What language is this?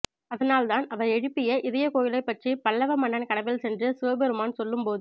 Tamil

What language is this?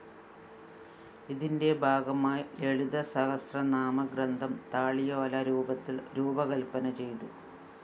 Malayalam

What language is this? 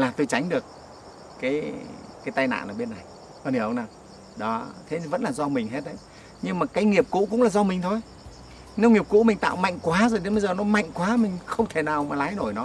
Vietnamese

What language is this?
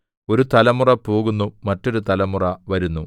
Malayalam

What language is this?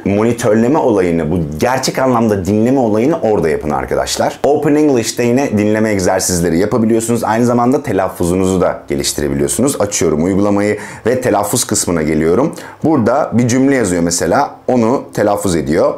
Turkish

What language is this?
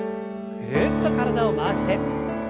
Japanese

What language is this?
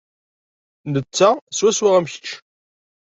Kabyle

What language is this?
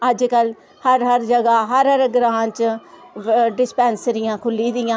Dogri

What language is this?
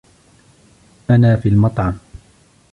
Arabic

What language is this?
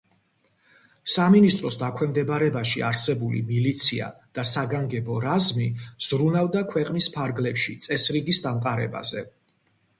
Georgian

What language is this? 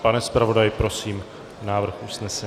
Czech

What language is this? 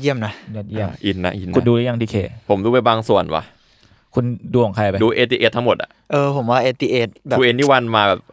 Thai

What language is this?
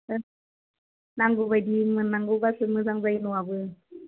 Bodo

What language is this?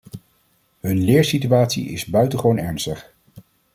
Dutch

